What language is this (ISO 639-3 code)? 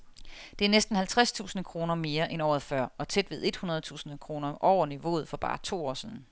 dan